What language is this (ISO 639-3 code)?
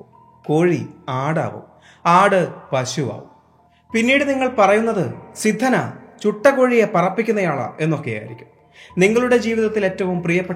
mal